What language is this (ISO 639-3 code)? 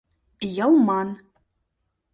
chm